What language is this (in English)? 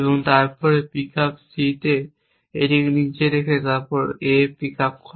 Bangla